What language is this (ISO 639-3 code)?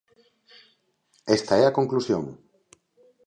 glg